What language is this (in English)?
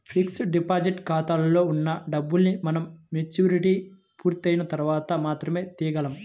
Telugu